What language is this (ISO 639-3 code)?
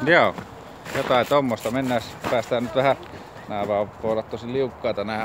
fin